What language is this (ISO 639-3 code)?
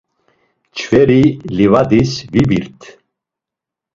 lzz